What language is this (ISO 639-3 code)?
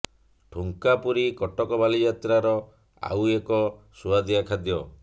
ori